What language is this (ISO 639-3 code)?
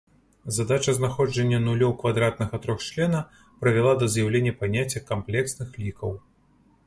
bel